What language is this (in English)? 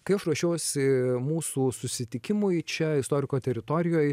Lithuanian